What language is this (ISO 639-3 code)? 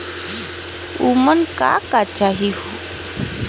bho